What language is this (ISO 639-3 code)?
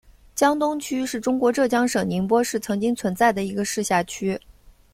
zho